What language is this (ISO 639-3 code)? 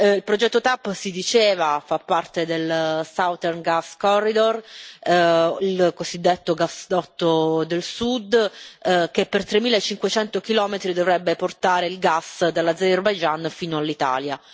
ita